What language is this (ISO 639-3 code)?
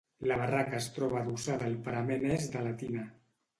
cat